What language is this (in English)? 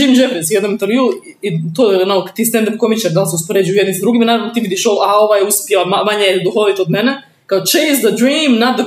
Croatian